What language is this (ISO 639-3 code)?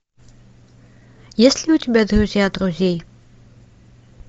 rus